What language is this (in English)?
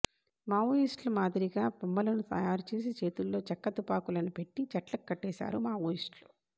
Telugu